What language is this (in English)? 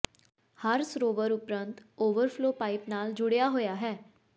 Punjabi